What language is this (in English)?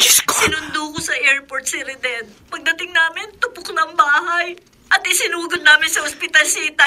Filipino